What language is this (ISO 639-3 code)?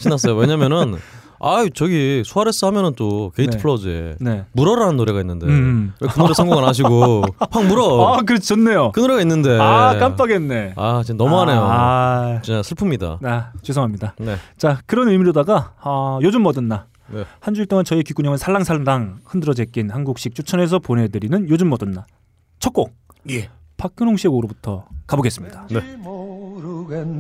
kor